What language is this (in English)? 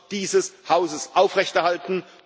German